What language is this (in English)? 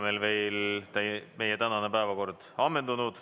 Estonian